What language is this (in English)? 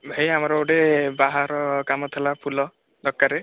Odia